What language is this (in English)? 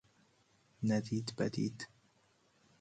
Persian